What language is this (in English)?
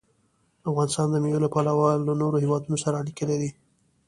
Pashto